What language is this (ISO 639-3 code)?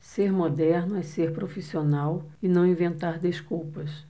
por